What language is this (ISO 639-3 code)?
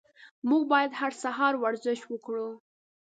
pus